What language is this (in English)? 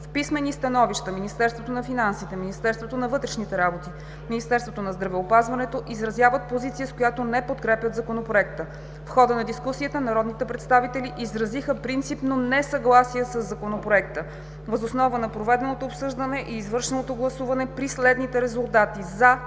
Bulgarian